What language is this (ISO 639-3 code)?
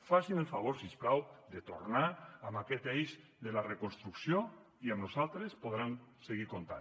cat